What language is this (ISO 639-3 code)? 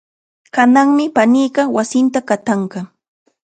qxa